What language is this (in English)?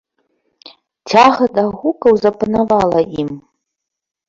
Belarusian